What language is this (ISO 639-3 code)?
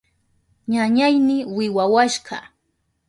qup